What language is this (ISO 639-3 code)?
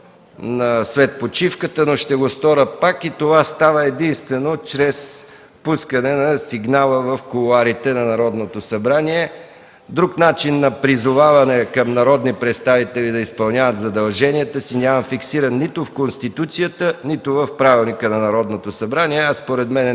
bul